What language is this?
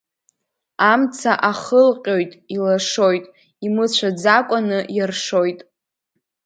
Abkhazian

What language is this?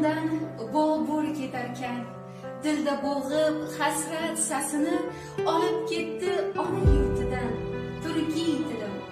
Turkish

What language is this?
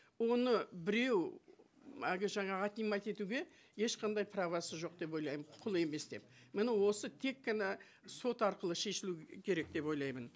Kazakh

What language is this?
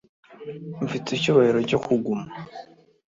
Kinyarwanda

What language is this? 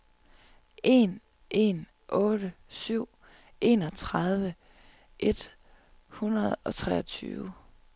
Danish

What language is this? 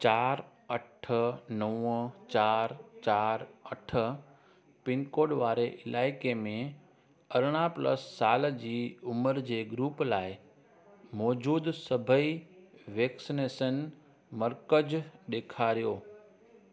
Sindhi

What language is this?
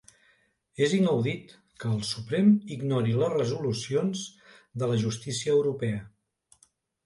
Catalan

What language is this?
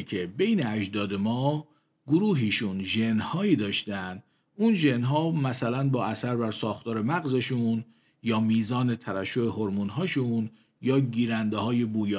Persian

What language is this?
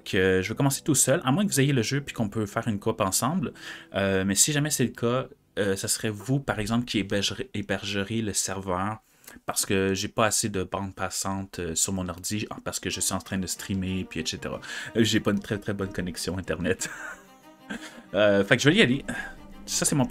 French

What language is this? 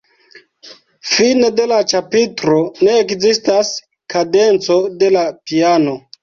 Esperanto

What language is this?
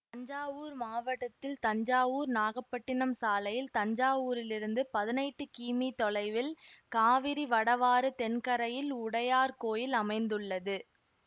Tamil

